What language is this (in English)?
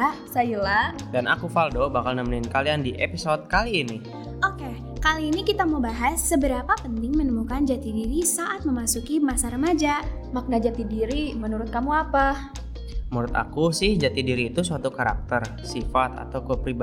Indonesian